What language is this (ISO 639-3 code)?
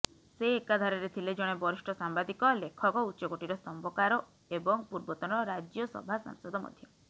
ori